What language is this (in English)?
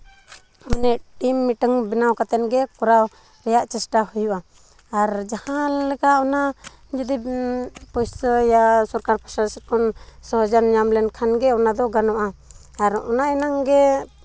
Santali